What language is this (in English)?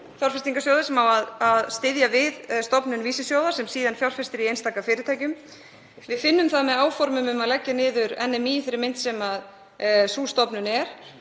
Icelandic